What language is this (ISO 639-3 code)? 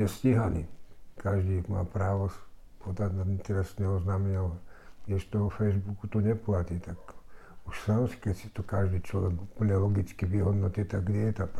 slk